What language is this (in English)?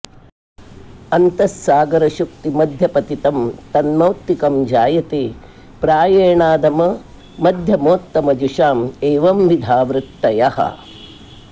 Sanskrit